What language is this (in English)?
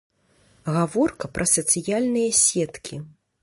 Belarusian